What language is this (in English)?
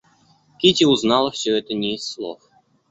Russian